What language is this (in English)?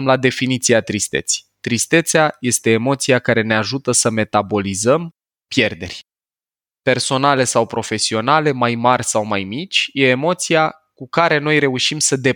Romanian